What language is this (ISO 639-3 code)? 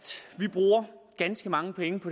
dan